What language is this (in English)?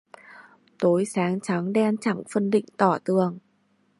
Vietnamese